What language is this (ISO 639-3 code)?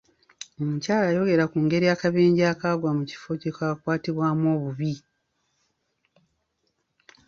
lug